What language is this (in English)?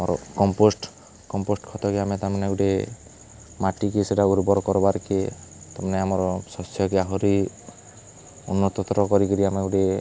Odia